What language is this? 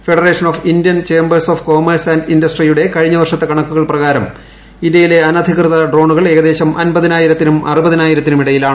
Malayalam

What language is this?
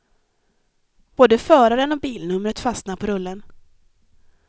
Swedish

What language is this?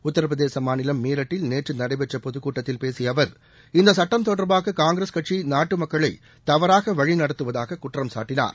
Tamil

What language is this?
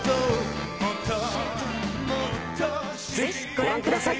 Japanese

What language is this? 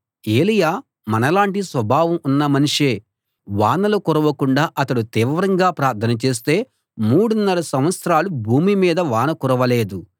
Telugu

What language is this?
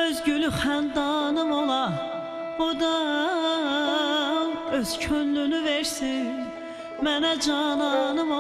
Arabic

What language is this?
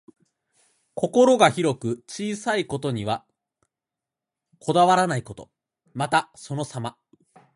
Japanese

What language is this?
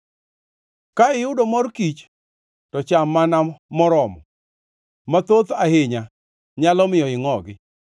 Luo (Kenya and Tanzania)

